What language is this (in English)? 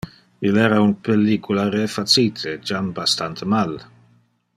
Interlingua